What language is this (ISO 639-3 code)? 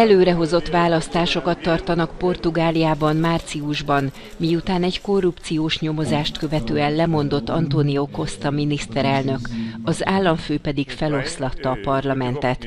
hun